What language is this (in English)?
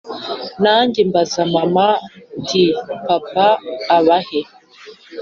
Kinyarwanda